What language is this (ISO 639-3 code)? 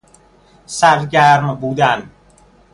fas